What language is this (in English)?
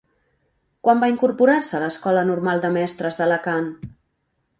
Catalan